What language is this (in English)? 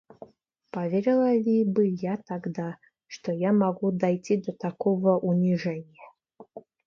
Russian